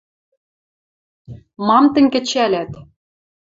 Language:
Western Mari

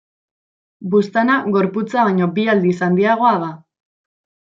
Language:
Basque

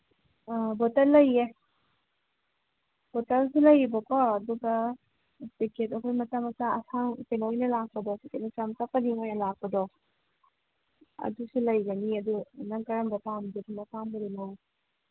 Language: Manipuri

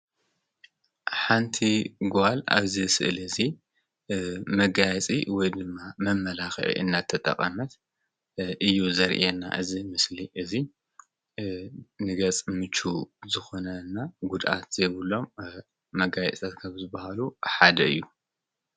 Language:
Tigrinya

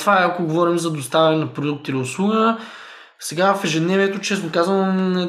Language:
Bulgarian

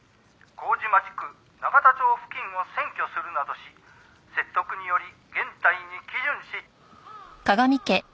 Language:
Japanese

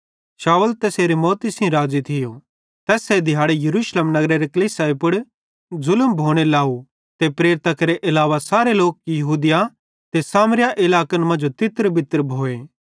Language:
Bhadrawahi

